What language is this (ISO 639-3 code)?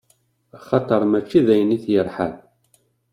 kab